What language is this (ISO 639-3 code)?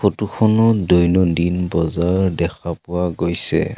asm